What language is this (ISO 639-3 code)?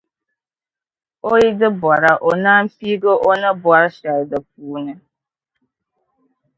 dag